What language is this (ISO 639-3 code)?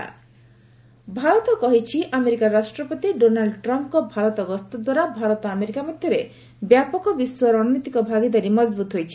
ori